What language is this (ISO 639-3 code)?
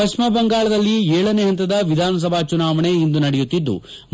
kan